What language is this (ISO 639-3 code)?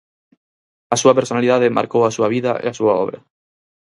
glg